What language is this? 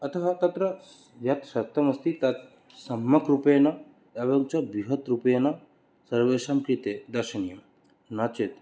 Sanskrit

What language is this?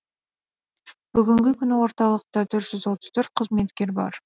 Kazakh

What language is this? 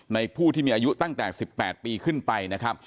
Thai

